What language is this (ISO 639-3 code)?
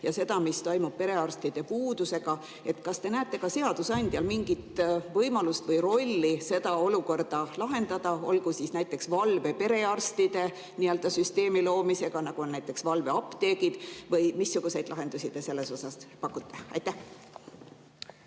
est